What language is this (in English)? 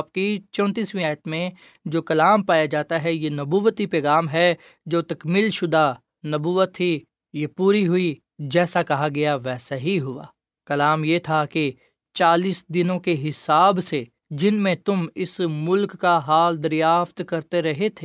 Urdu